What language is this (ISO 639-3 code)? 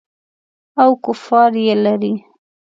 pus